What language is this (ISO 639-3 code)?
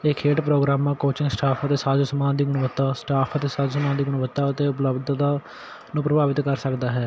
pan